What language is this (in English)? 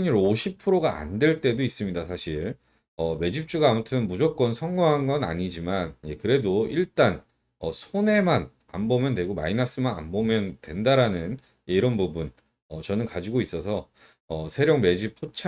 Korean